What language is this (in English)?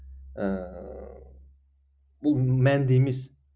Kazakh